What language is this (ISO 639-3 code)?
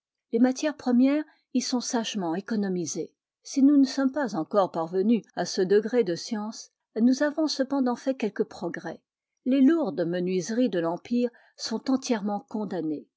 fra